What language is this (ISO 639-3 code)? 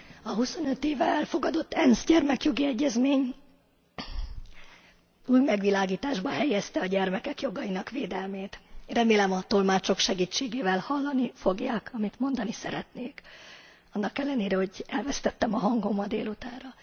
hun